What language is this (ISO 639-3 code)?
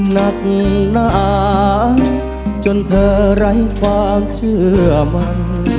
tha